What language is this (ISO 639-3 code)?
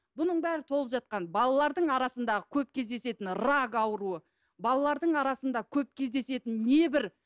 kaz